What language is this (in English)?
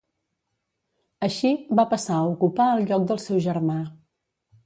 Catalan